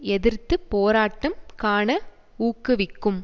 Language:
Tamil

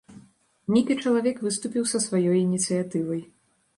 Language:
Belarusian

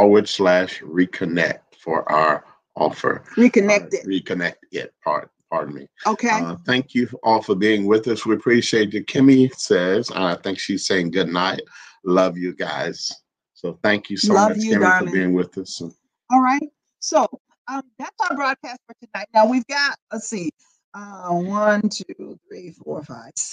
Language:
English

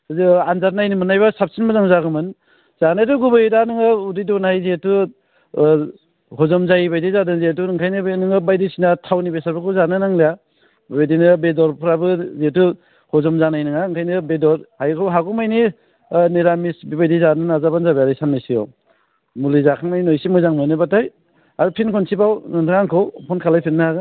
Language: Bodo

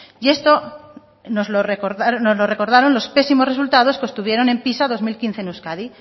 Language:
Spanish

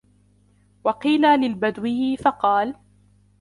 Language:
Arabic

